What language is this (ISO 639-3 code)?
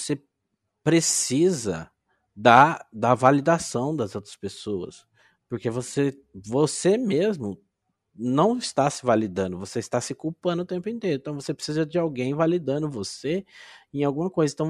por